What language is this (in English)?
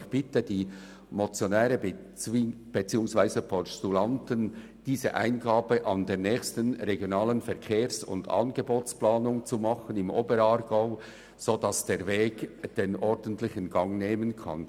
Swiss German